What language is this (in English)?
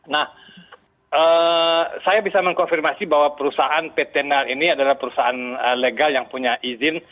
Indonesian